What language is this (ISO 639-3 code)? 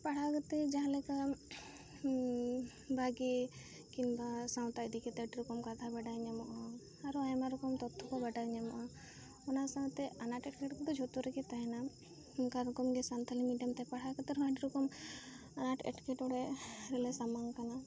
sat